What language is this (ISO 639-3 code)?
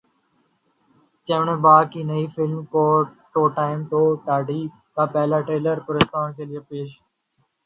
urd